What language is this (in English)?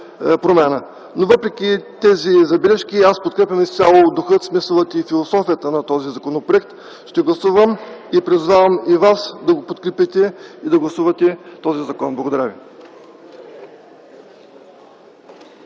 Bulgarian